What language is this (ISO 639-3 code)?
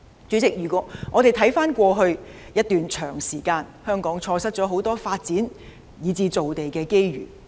yue